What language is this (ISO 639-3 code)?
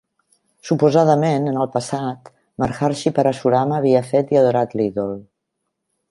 cat